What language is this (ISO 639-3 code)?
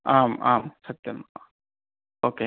san